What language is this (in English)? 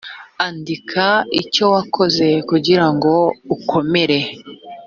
Kinyarwanda